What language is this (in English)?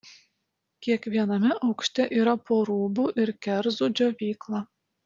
Lithuanian